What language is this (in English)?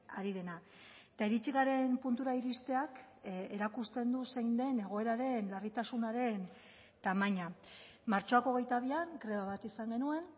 Basque